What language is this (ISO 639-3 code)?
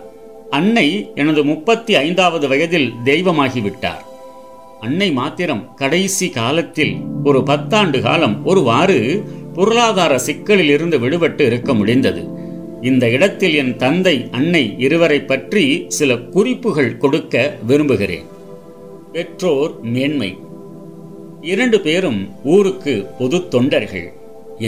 tam